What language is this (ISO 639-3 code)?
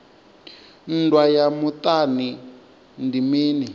ven